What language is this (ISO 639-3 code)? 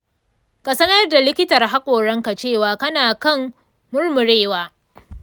hau